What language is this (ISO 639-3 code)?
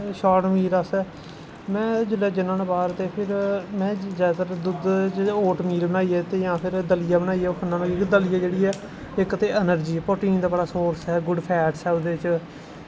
doi